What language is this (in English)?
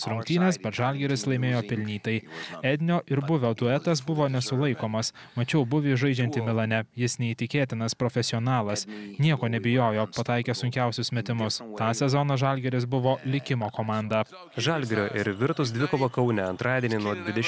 Lithuanian